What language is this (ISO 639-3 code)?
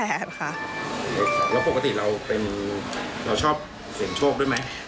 tha